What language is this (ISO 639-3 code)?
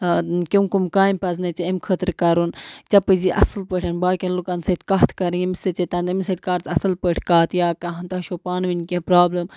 kas